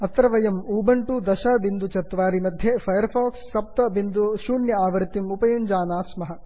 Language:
Sanskrit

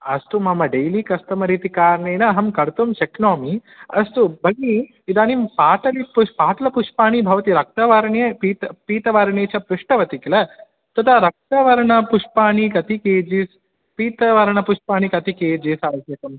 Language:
Sanskrit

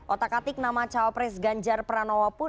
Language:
Indonesian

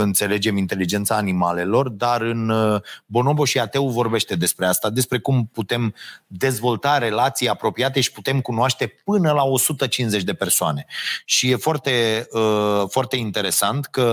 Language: Romanian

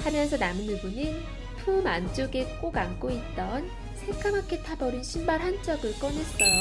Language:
Korean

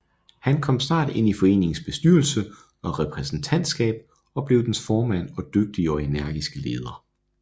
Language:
Danish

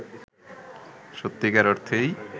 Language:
Bangla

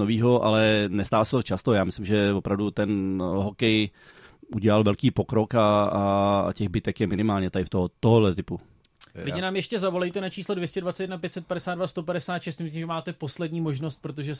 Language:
Czech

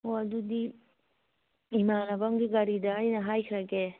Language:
Manipuri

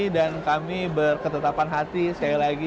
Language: Indonesian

